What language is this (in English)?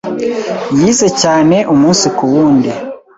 Kinyarwanda